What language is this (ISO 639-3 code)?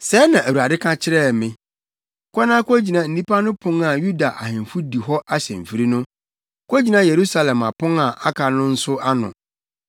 aka